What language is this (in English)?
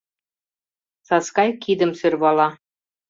Mari